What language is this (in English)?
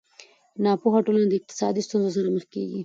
Pashto